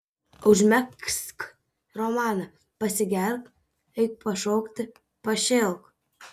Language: Lithuanian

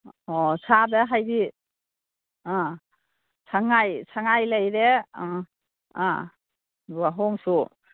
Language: Manipuri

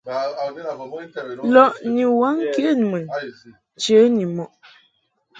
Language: Mungaka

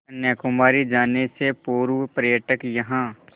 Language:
Hindi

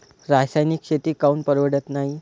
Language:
Marathi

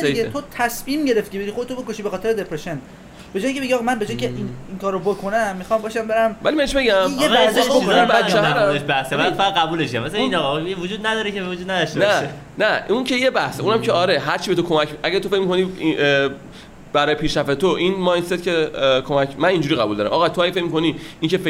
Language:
Persian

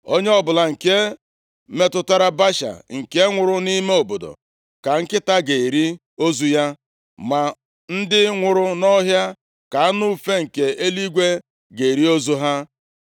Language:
Igbo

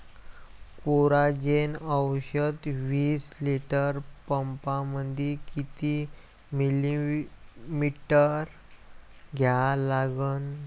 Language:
Marathi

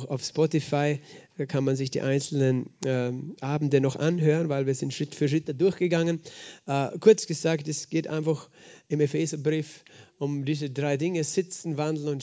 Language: German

